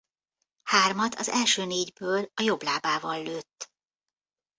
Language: Hungarian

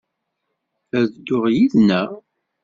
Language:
Kabyle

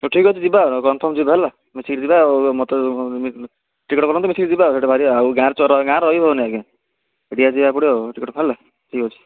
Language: Odia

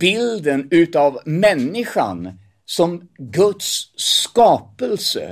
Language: Swedish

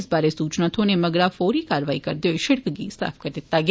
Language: Dogri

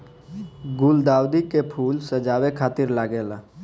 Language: Bhojpuri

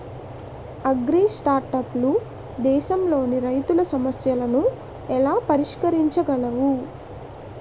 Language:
Telugu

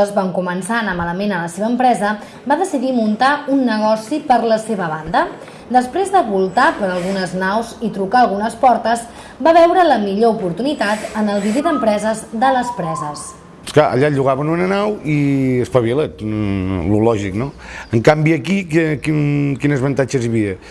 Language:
Catalan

